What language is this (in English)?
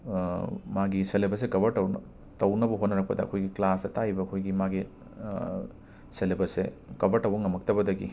Manipuri